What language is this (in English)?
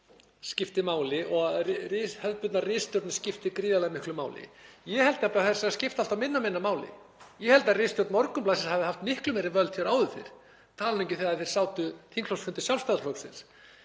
Icelandic